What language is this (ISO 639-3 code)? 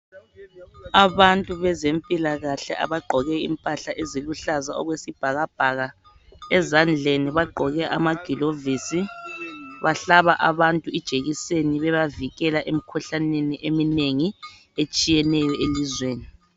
nde